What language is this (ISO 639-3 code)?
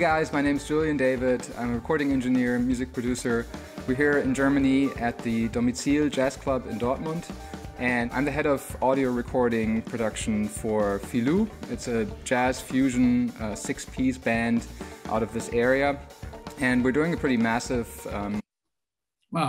jpn